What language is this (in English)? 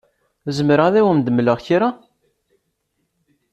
Kabyle